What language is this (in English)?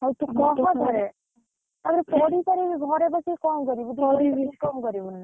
Odia